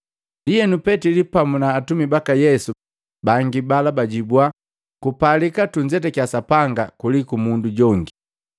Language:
Matengo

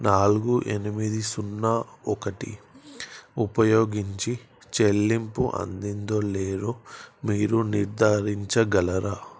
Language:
Telugu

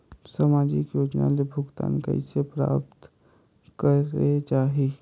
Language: Chhattisgarhi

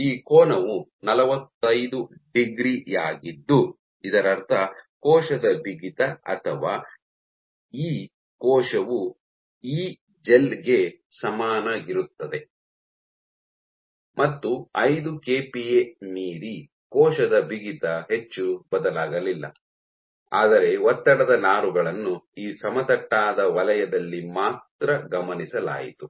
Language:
Kannada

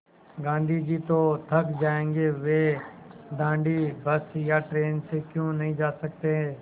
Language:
Hindi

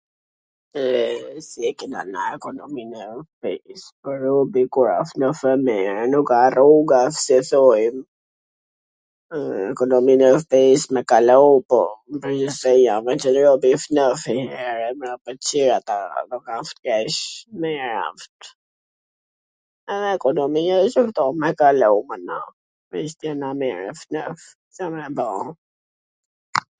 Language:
Gheg Albanian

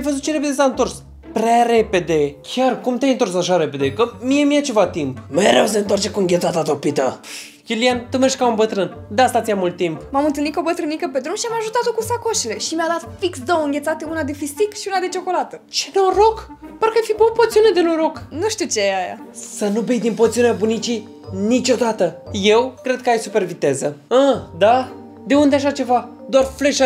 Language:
Romanian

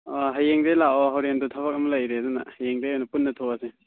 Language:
Manipuri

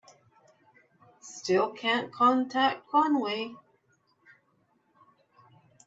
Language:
English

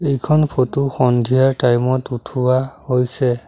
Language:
Assamese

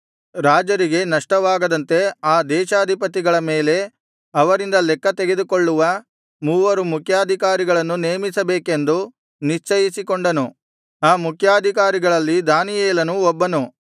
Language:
Kannada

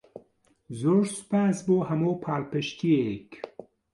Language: Central Kurdish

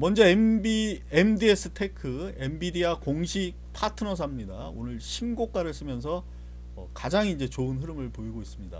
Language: Korean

